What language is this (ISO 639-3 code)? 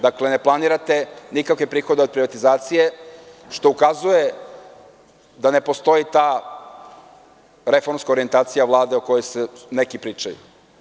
srp